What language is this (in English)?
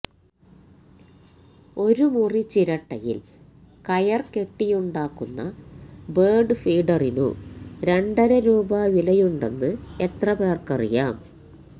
Malayalam